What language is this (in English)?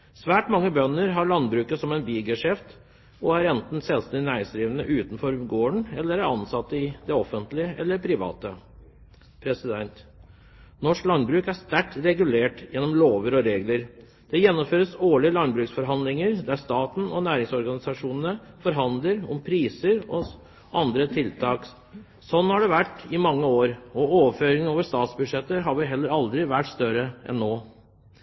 Norwegian Bokmål